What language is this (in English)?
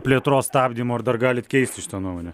Lithuanian